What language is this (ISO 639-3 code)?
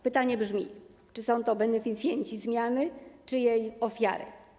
pol